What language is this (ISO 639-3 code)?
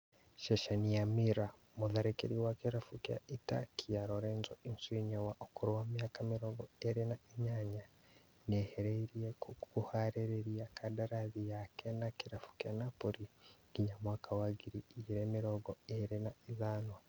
kik